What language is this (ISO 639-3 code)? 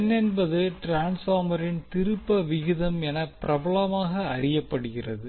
tam